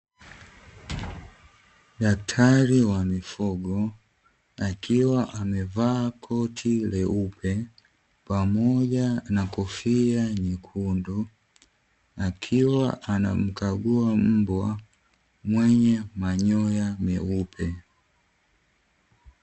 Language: Swahili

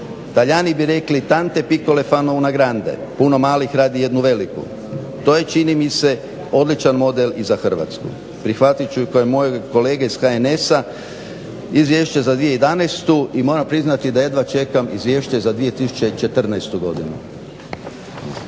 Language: Croatian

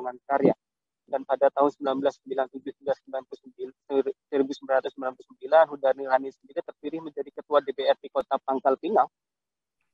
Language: Indonesian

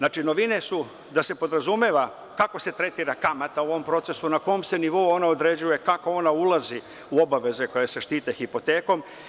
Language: Serbian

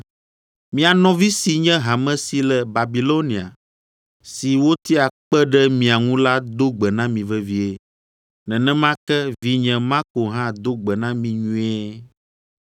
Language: Ewe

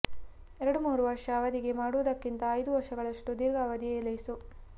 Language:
Kannada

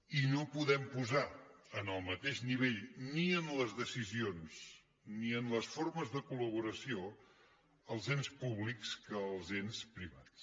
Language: Catalan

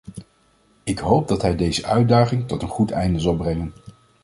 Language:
Dutch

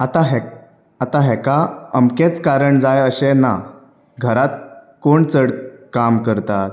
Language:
Konkani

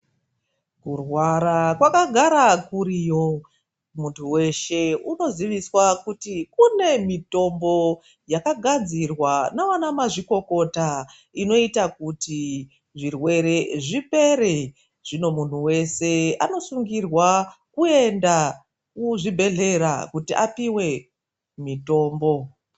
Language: Ndau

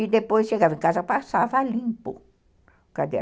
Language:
Portuguese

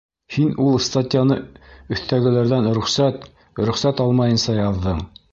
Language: Bashkir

